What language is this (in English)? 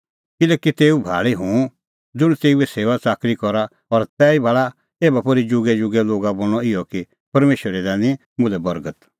Kullu Pahari